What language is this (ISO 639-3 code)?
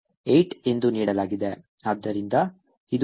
kan